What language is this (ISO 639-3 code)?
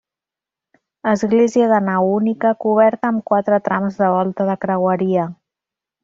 cat